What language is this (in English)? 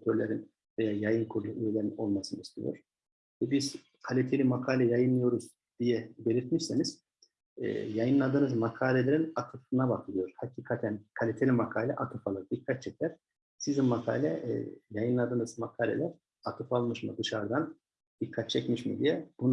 Turkish